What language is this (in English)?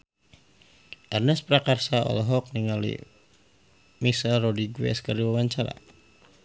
Sundanese